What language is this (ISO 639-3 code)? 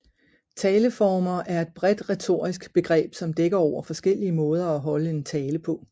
dan